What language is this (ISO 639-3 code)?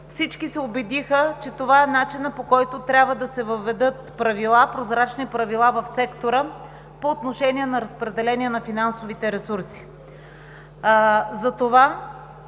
bul